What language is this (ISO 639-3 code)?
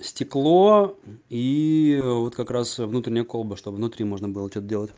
rus